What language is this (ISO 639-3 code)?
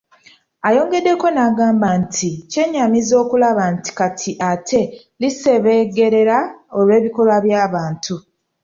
lug